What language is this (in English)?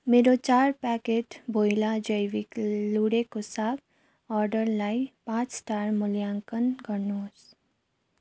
Nepali